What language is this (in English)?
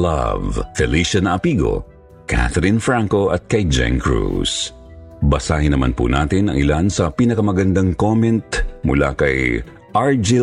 Filipino